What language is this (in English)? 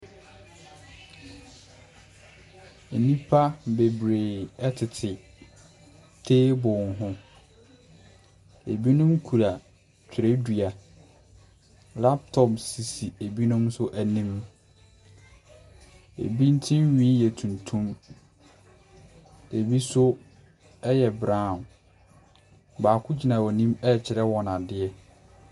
Akan